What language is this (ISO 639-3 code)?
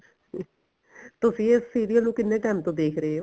pan